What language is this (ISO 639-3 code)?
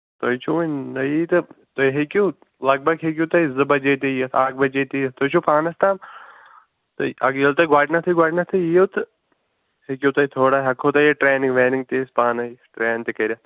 kas